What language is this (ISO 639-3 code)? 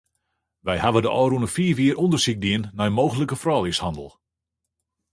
fry